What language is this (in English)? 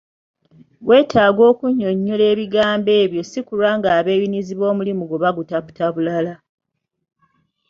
Ganda